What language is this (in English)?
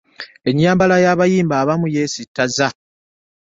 Ganda